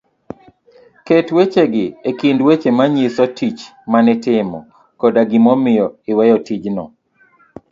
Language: Luo (Kenya and Tanzania)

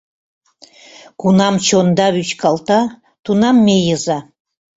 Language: Mari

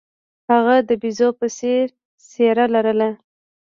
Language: Pashto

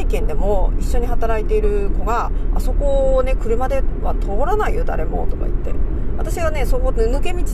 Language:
Japanese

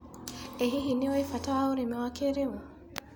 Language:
Kikuyu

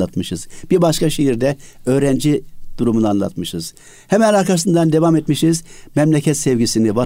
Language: Turkish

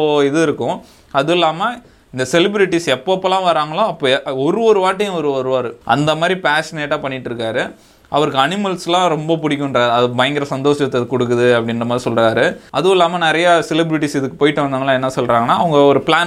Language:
Tamil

